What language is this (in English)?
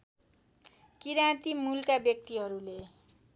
Nepali